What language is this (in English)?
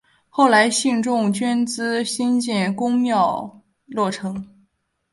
Chinese